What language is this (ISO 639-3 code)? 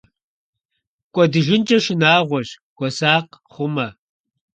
kbd